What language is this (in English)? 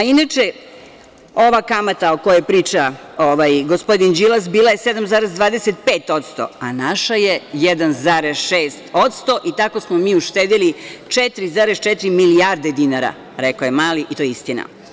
Serbian